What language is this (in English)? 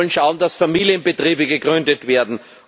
German